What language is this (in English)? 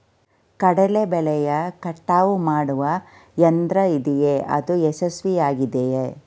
Kannada